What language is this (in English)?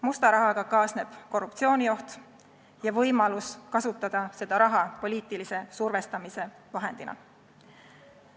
Estonian